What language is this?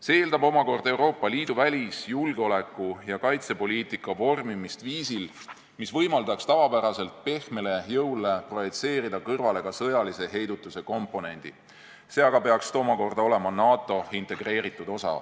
Estonian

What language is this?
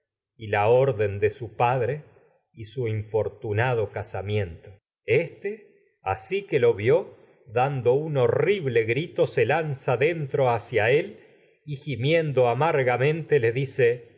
Spanish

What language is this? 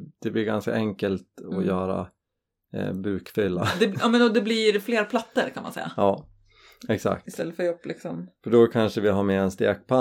Swedish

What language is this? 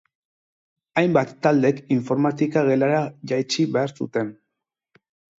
Basque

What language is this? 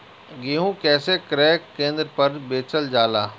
Bhojpuri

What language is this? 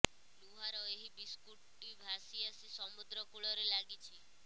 Odia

